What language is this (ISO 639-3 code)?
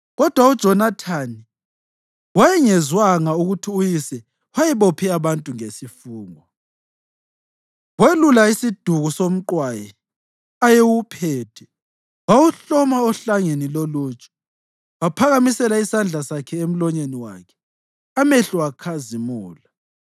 nde